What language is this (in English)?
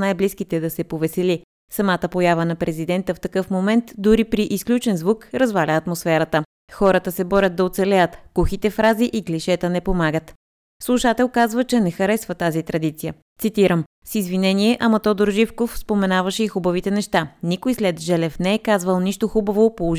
Bulgarian